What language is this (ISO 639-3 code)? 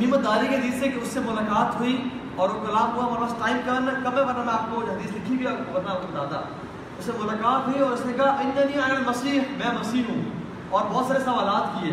urd